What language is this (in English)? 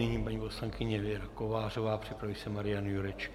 Czech